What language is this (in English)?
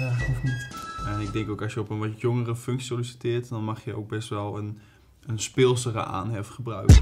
Dutch